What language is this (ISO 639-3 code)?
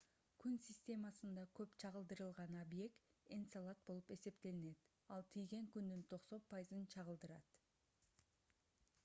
kir